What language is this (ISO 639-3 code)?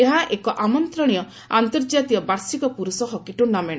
ori